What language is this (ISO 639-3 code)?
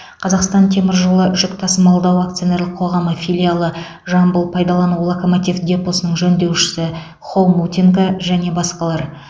kaz